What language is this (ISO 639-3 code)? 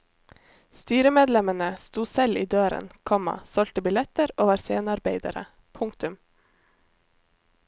nor